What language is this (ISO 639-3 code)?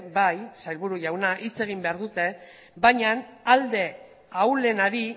eus